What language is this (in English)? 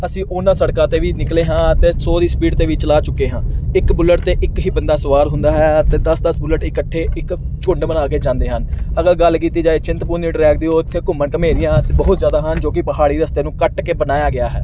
Punjabi